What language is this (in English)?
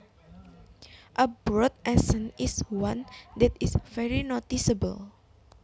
Javanese